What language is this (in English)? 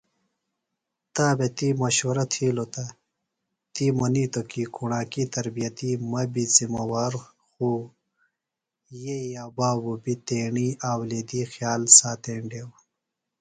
Phalura